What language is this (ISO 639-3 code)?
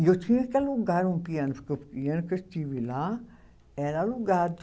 por